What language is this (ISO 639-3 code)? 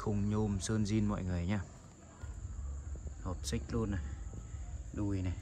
vie